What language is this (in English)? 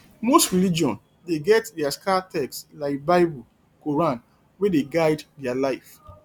Nigerian Pidgin